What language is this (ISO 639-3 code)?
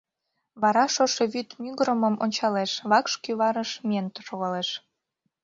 chm